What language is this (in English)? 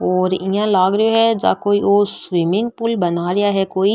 Marwari